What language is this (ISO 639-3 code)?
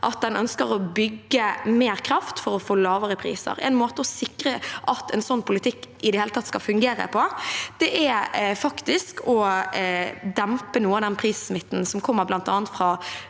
nor